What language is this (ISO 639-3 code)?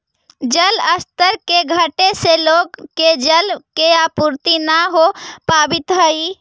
mag